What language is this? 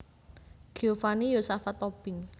Javanese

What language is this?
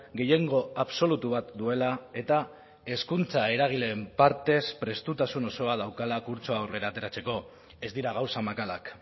Basque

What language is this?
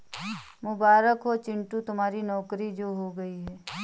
Hindi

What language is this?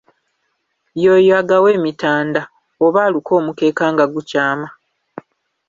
Ganda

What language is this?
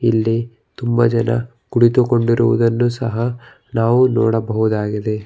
Kannada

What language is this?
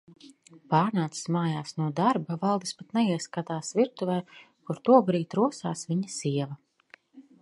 Latvian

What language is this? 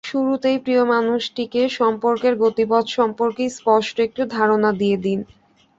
Bangla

